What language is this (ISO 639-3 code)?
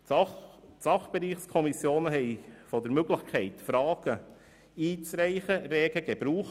gsw